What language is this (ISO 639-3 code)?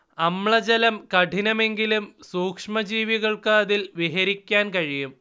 mal